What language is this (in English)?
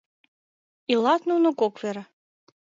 Mari